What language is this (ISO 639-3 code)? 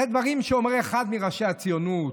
heb